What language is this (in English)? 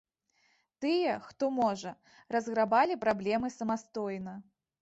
Belarusian